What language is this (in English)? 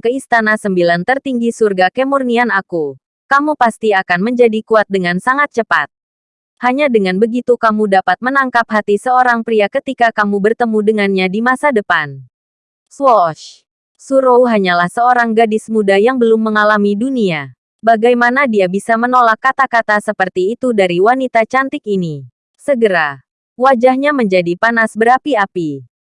Indonesian